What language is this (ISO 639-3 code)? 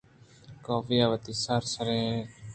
bgp